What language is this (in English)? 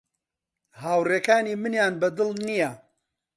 Central Kurdish